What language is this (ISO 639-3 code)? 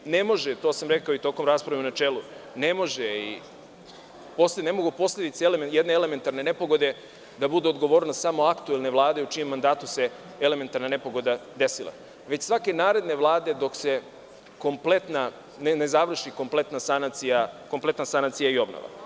srp